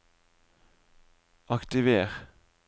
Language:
Norwegian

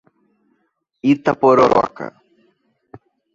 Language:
Portuguese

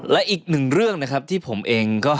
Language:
Thai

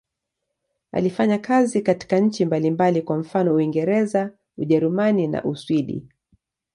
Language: Swahili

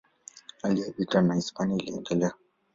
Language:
Swahili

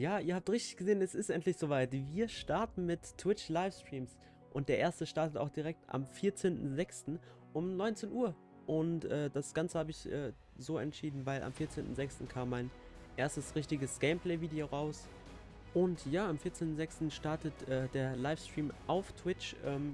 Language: German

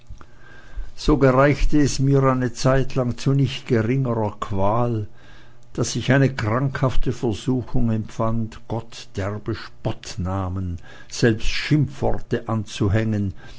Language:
German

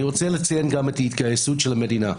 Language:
Hebrew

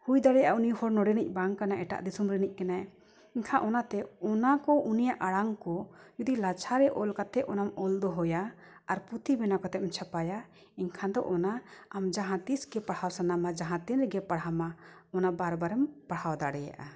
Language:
Santali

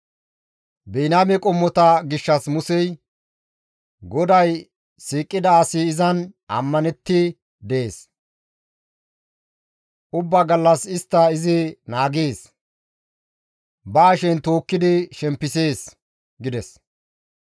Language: Gamo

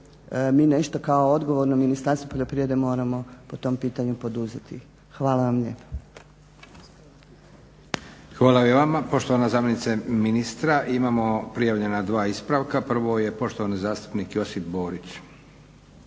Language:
Croatian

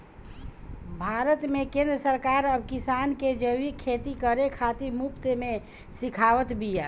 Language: Bhojpuri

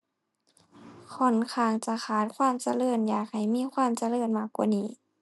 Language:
Thai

